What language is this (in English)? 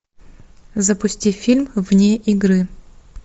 Russian